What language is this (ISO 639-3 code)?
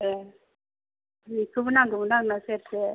brx